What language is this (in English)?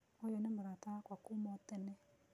Kikuyu